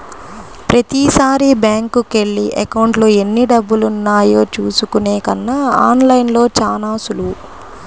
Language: Telugu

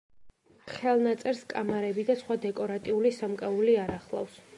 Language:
Georgian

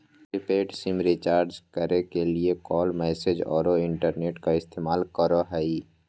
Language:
Magahi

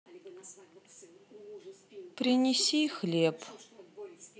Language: Russian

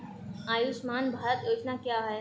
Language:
Hindi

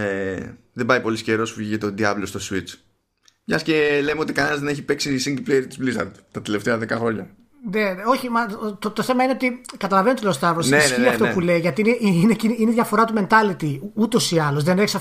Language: Greek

